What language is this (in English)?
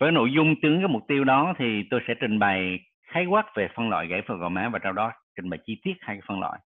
Vietnamese